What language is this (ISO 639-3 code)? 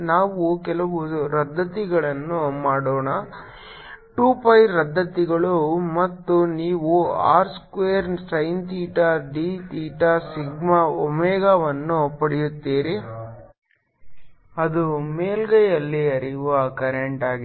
kan